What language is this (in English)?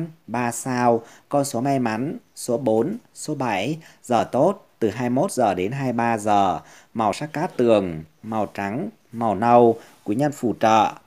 Vietnamese